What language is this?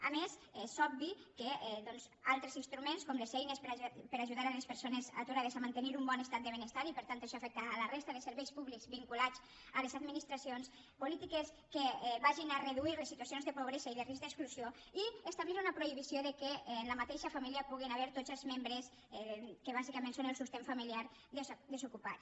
Catalan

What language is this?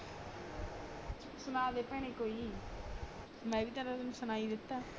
Punjabi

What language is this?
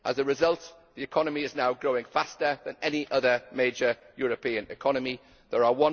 English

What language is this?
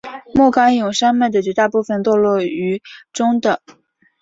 Chinese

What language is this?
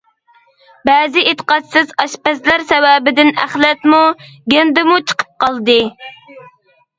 Uyghur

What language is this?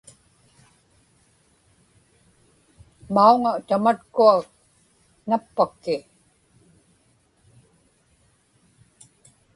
Inupiaq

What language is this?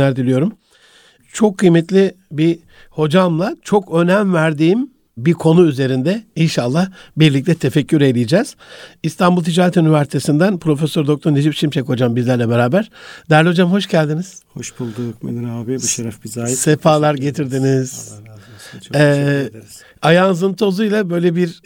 Turkish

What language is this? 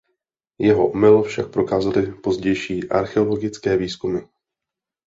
Czech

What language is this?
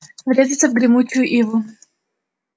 Russian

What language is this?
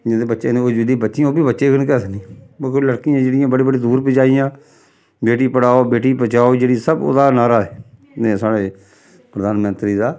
Dogri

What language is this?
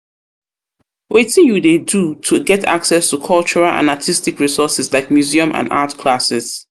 Nigerian Pidgin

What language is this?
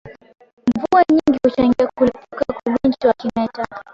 Swahili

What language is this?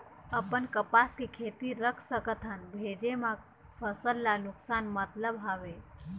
Chhattisgarhi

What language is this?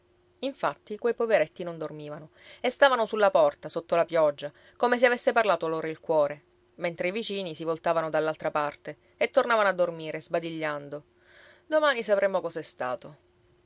Italian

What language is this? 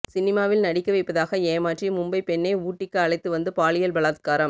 Tamil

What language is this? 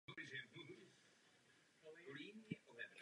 Czech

